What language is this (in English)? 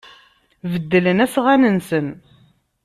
Kabyle